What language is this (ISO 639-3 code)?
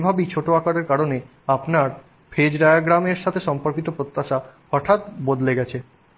ben